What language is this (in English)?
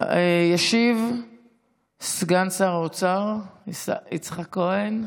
Hebrew